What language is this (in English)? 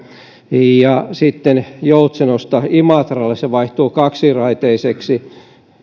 Finnish